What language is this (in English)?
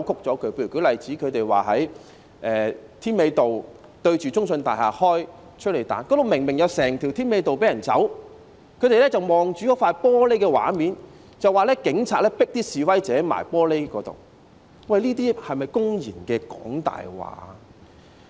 Cantonese